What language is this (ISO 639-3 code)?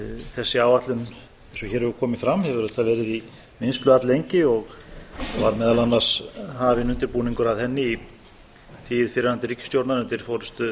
isl